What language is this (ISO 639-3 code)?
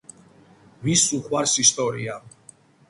kat